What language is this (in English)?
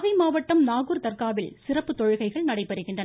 Tamil